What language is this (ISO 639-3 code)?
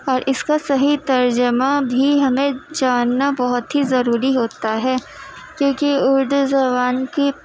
urd